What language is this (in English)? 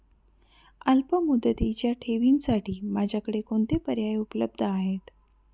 Marathi